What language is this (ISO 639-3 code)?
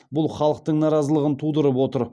kaz